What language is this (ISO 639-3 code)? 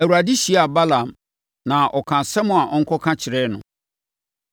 aka